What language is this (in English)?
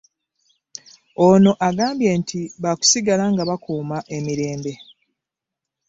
Ganda